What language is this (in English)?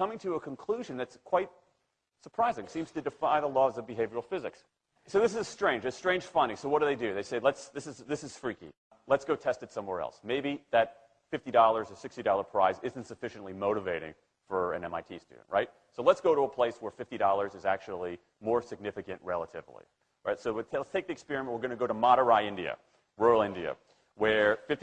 English